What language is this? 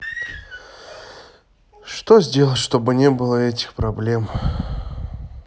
Russian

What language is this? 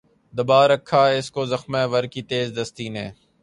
Urdu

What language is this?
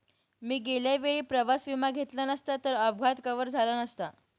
Marathi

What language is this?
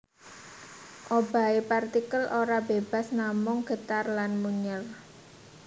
Javanese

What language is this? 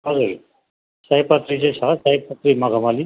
Nepali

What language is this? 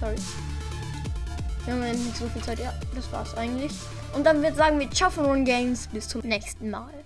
German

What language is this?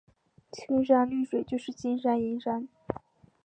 Chinese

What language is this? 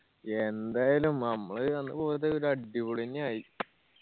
Malayalam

